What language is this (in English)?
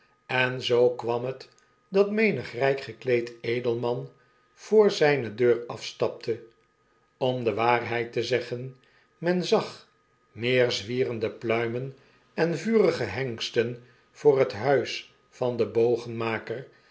Dutch